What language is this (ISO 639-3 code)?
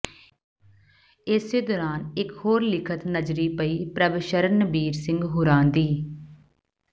pan